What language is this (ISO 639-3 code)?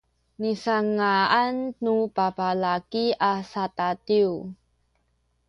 szy